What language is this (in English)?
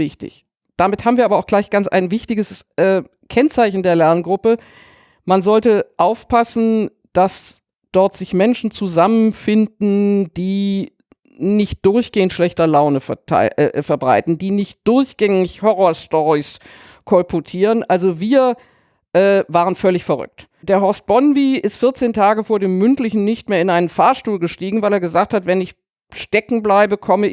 German